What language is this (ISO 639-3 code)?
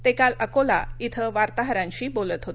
mar